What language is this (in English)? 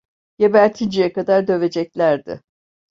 Turkish